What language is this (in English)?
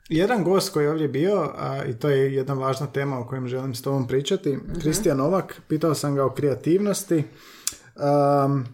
Croatian